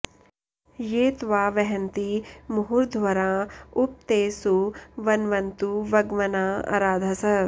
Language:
Sanskrit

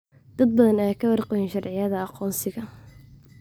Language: Somali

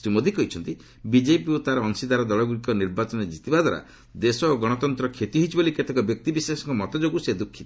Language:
Odia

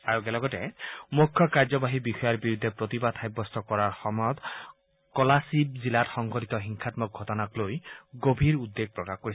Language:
Assamese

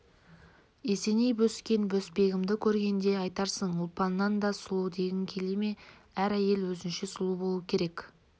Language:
Kazakh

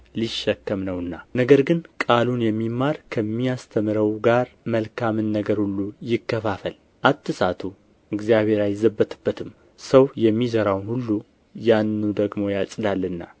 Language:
Amharic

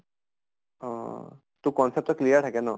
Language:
Assamese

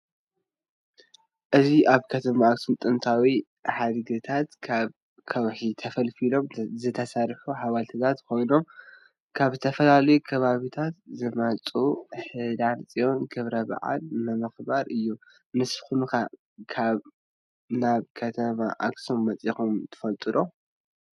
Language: Tigrinya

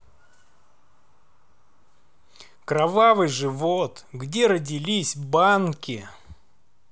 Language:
Russian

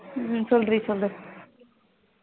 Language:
Tamil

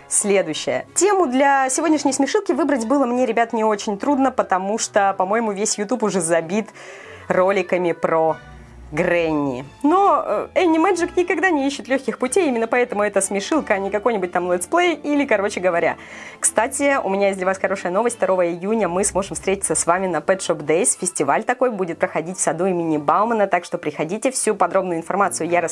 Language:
Russian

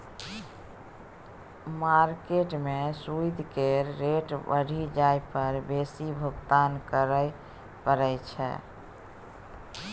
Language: Maithili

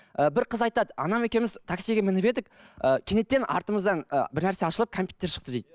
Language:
Kazakh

